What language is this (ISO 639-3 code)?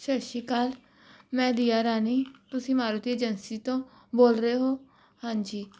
pan